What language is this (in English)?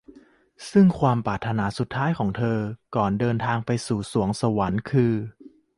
Thai